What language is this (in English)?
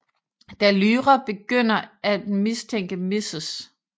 Danish